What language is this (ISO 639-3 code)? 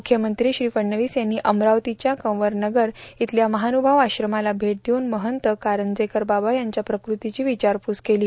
mar